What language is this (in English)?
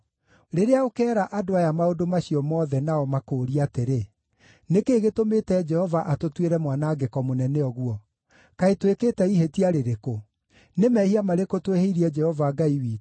Kikuyu